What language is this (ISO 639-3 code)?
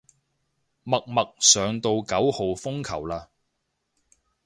yue